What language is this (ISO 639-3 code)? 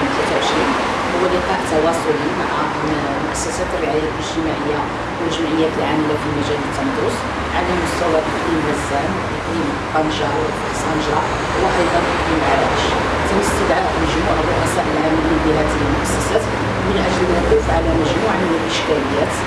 ara